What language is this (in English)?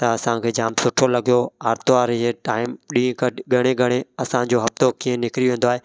Sindhi